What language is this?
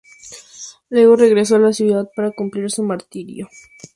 Spanish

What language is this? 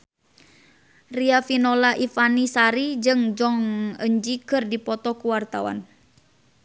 Sundanese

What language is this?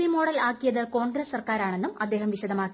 Malayalam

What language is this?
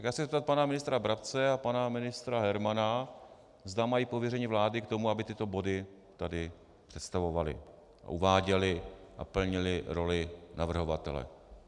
Czech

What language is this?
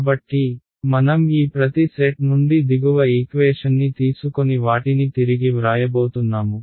Telugu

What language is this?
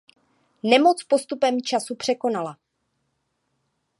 Czech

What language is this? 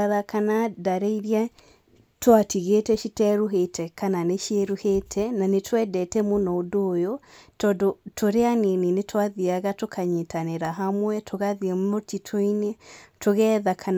Kikuyu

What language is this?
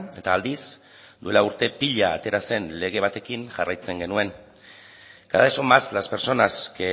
Basque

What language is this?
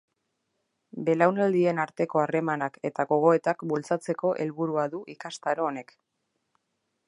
Basque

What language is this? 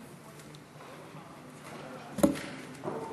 Hebrew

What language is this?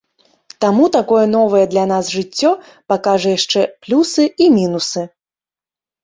Belarusian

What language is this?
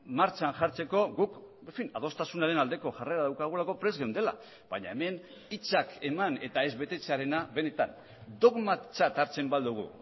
Basque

